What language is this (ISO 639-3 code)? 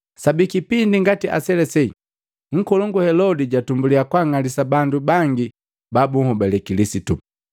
mgv